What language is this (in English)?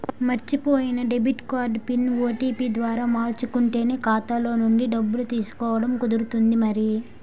Telugu